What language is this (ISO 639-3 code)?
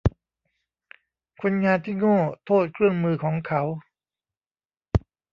tha